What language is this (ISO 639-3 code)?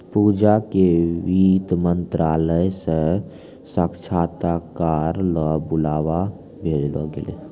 mai